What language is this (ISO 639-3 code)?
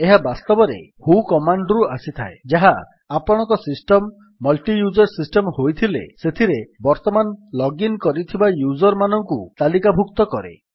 ori